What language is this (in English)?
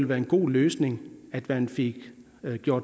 Danish